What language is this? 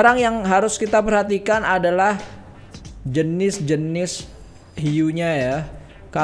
Indonesian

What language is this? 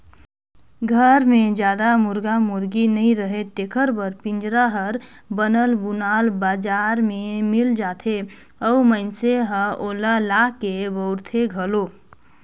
Chhattisgarhi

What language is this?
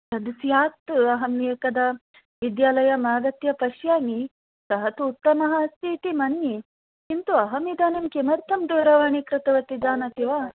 Sanskrit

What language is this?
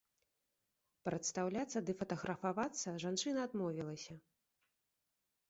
Belarusian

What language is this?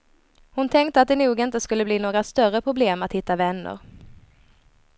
Swedish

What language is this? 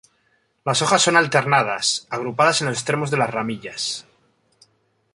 Spanish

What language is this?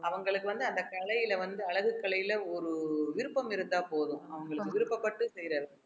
Tamil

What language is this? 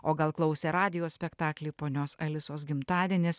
Lithuanian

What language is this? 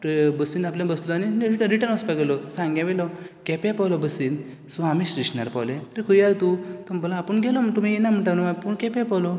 Konkani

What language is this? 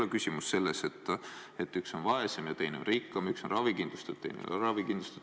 Estonian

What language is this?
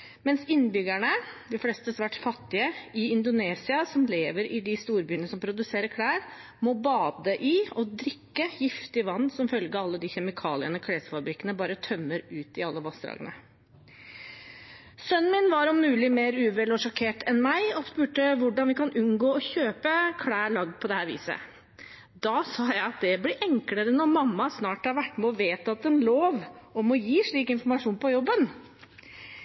Norwegian Bokmål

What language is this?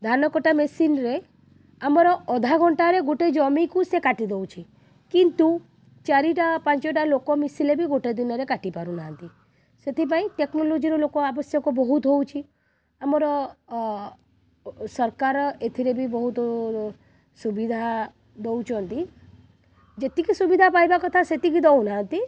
Odia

